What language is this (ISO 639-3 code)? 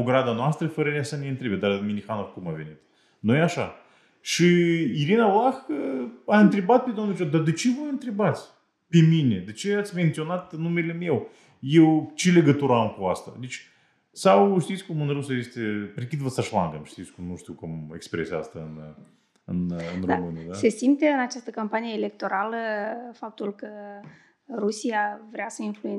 ron